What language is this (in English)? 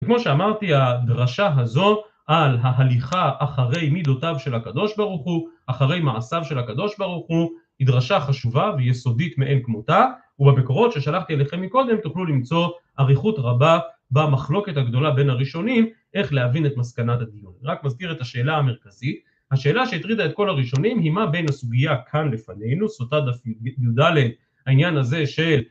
Hebrew